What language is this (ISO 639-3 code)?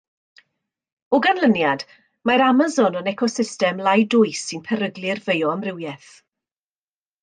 cym